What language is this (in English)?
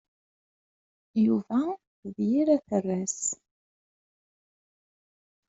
Kabyle